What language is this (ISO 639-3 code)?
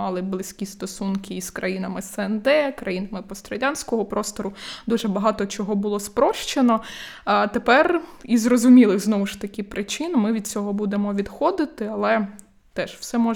ukr